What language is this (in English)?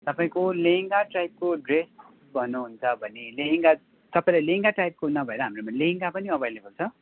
Nepali